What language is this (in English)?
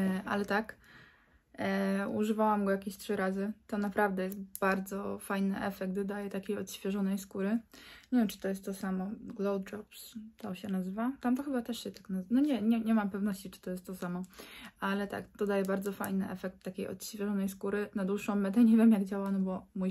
Polish